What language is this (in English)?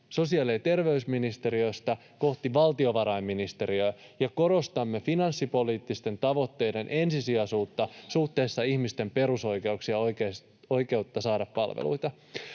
Finnish